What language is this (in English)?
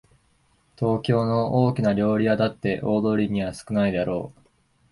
Japanese